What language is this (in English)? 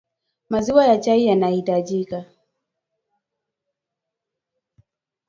Swahili